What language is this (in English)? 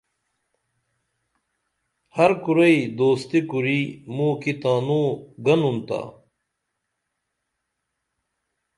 Dameli